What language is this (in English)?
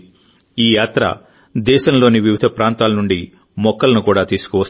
Telugu